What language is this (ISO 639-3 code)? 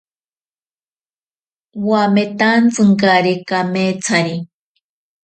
prq